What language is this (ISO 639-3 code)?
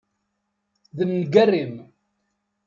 kab